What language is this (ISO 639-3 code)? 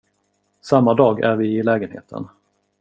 swe